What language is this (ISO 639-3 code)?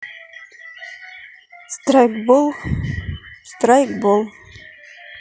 rus